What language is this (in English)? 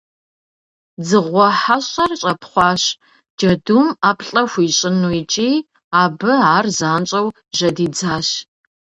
Kabardian